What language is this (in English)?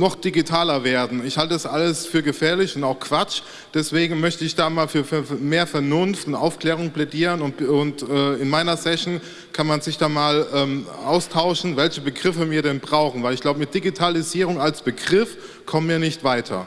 German